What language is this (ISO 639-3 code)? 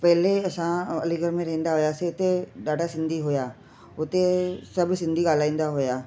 snd